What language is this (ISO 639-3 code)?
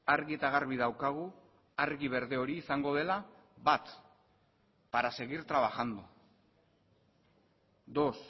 eus